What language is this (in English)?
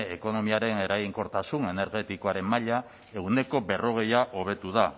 Basque